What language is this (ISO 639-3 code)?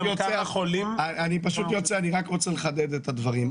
heb